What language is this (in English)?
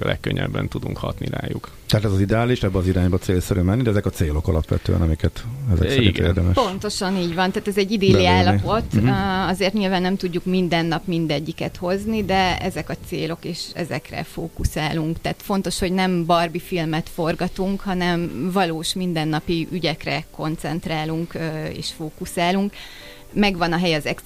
Hungarian